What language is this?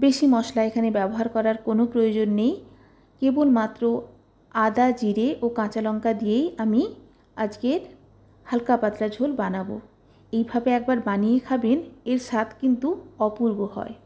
Bangla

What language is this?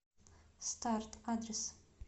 Russian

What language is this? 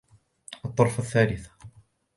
Arabic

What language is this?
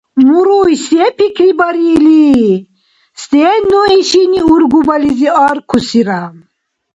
Dargwa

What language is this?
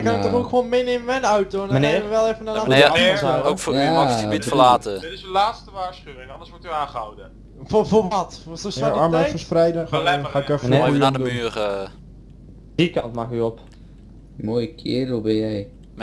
Dutch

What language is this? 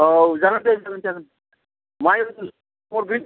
Bodo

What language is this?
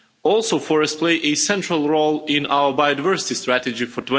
English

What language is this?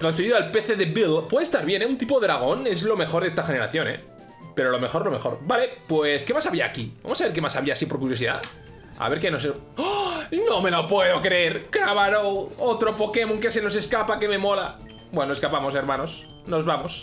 Spanish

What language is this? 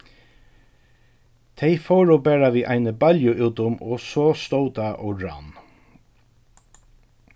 Faroese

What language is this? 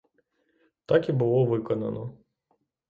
Ukrainian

